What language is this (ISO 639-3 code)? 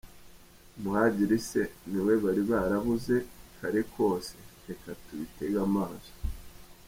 kin